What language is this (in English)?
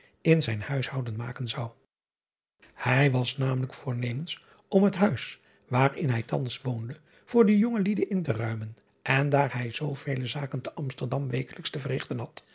Dutch